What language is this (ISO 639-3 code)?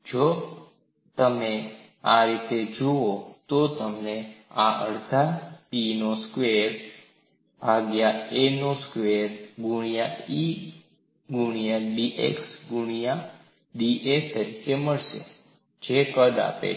guj